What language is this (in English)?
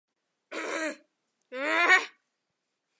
Chinese